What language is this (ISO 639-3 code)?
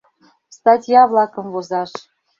chm